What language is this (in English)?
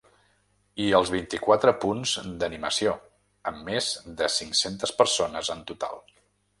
Catalan